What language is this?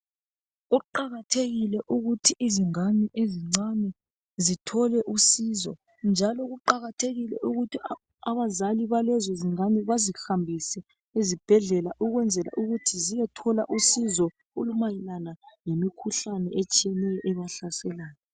North Ndebele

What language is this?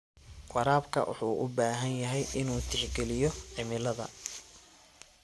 Somali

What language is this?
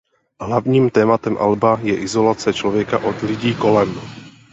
Czech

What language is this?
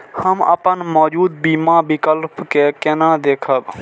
Maithili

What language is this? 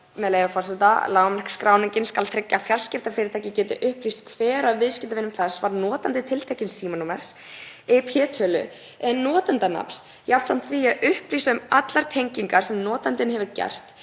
Icelandic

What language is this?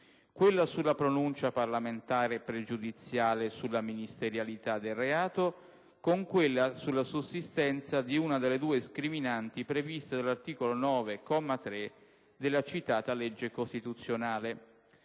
Italian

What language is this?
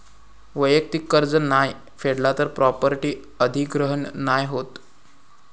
Marathi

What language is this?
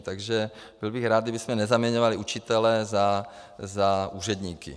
Czech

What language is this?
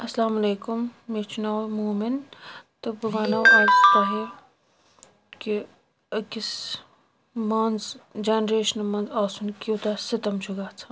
Kashmiri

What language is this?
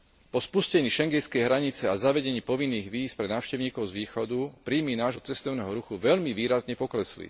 Slovak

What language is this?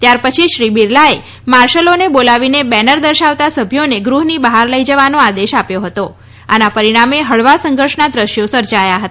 Gujarati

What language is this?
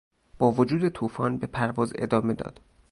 Persian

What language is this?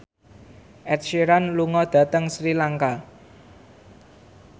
Javanese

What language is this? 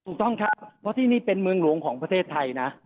Thai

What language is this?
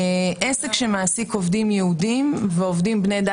Hebrew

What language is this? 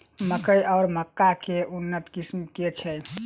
Maithili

